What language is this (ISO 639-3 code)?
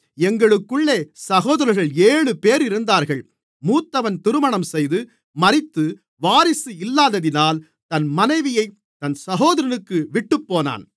tam